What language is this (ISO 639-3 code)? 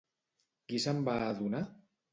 cat